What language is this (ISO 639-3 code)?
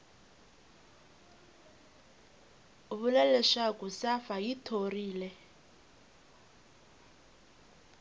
tso